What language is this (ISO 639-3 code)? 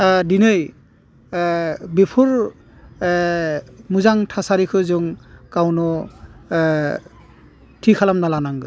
brx